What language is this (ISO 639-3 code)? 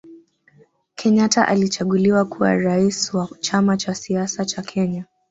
swa